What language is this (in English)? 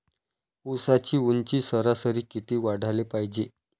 Marathi